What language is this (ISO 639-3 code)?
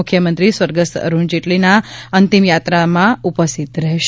guj